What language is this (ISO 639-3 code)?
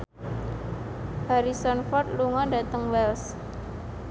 jav